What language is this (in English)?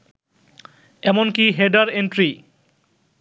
Bangla